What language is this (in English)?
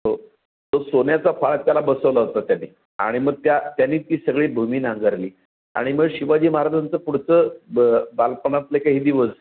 Marathi